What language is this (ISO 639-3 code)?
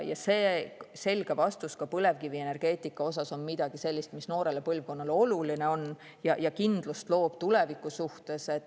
est